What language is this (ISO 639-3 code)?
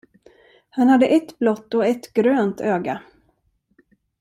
swe